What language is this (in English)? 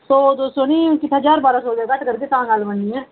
Dogri